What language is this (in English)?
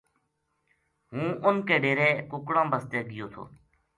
Gujari